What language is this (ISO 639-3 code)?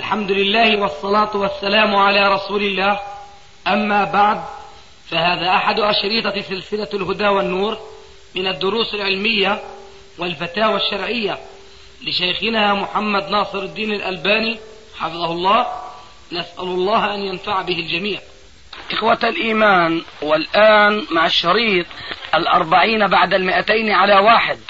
ara